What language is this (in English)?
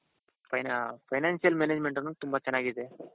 Kannada